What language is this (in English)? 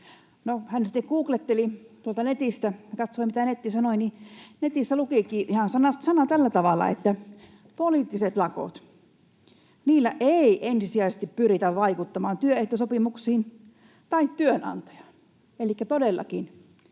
Finnish